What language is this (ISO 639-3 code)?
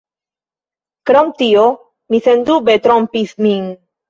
epo